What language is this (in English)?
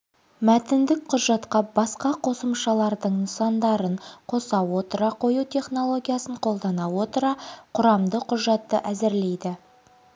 Kazakh